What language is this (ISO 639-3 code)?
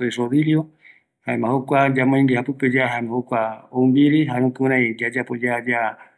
gui